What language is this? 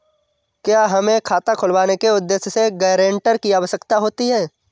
Hindi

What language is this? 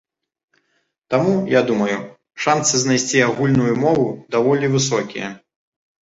Belarusian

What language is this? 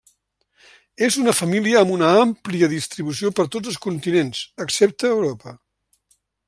Catalan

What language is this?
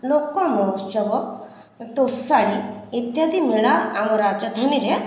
Odia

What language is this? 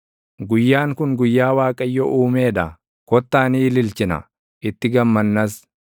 Oromo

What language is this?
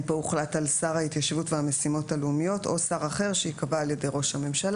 Hebrew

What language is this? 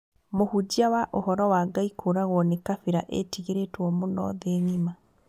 Kikuyu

